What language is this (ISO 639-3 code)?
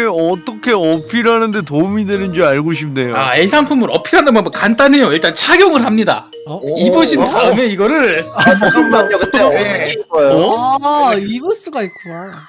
kor